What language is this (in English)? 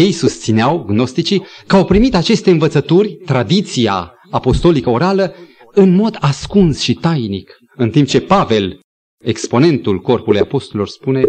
Romanian